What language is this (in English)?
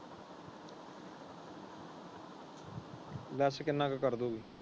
Punjabi